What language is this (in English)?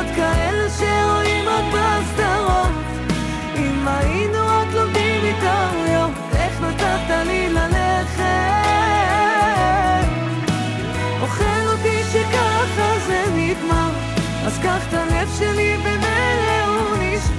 Hebrew